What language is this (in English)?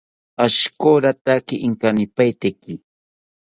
South Ucayali Ashéninka